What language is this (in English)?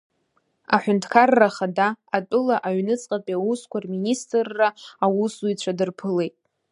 Abkhazian